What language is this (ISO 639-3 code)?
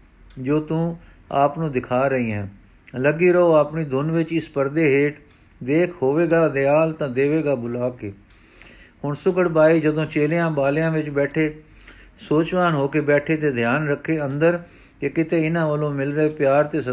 pan